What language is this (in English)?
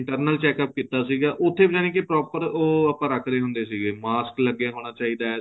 Punjabi